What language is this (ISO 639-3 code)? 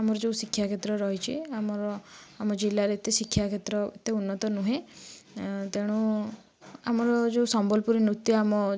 ori